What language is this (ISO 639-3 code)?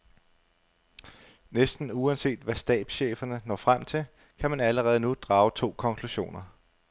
dan